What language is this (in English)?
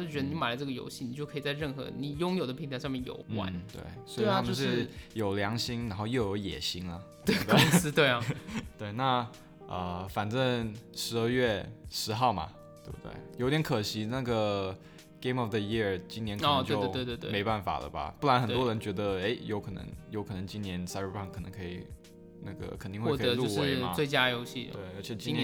Chinese